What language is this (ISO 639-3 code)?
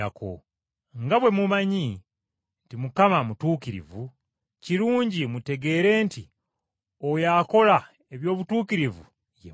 lug